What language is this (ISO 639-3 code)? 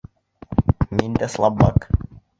bak